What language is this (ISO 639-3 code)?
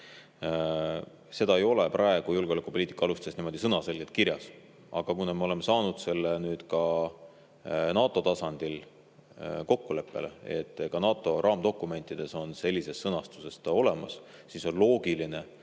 est